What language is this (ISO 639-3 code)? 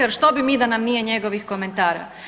hrv